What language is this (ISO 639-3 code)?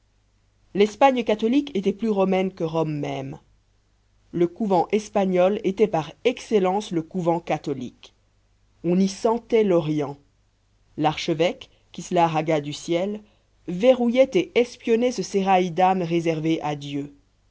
fra